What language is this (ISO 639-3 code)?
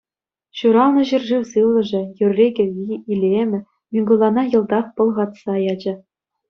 chv